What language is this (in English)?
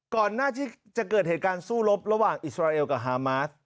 Thai